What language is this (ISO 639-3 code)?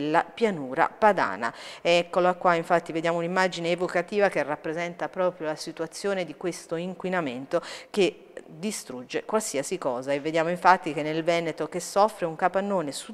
ita